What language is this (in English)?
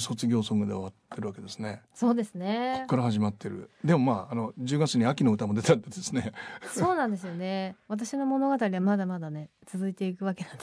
Japanese